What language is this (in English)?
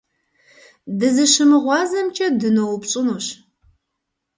Kabardian